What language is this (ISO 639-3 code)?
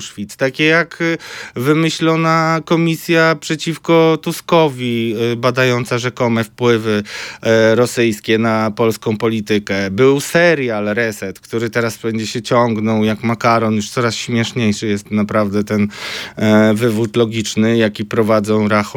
pol